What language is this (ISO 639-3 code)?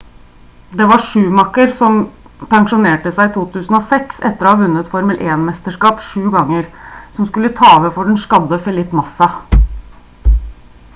nob